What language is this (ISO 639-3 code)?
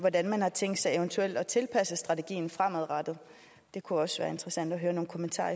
dan